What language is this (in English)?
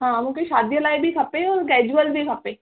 Sindhi